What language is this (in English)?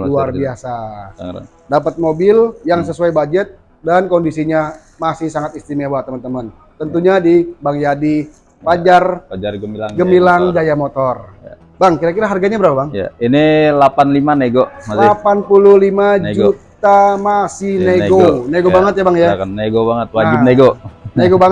Indonesian